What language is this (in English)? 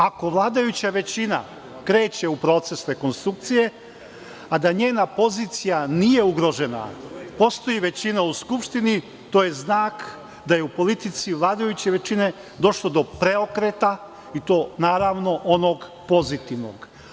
Serbian